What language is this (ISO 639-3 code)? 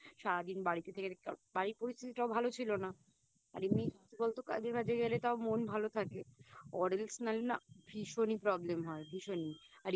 ben